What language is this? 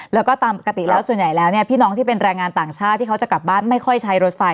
Thai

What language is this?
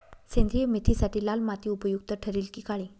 Marathi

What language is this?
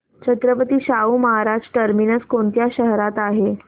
Marathi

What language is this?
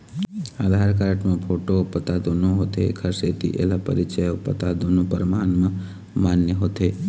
Chhattisgarhi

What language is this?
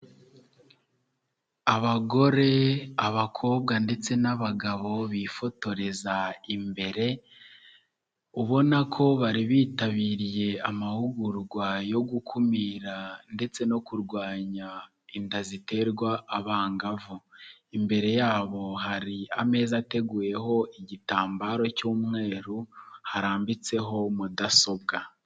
Kinyarwanda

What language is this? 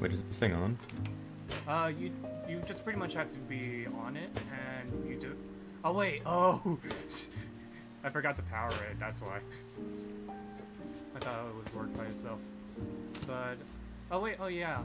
English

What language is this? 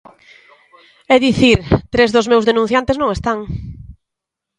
Galician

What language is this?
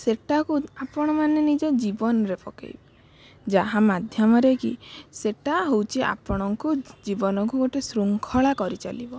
Odia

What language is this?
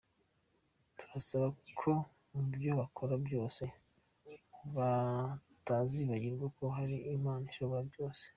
Kinyarwanda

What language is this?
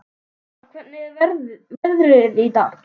Icelandic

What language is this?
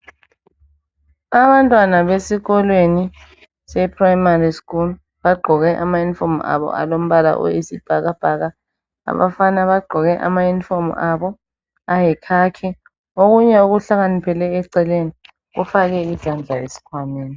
North Ndebele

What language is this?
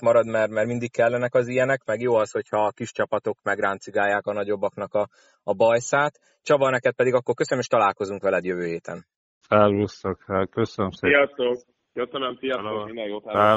Hungarian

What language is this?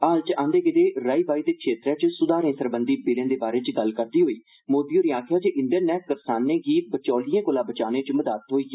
Dogri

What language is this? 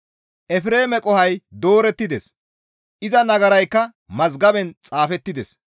Gamo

